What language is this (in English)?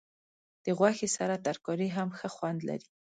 Pashto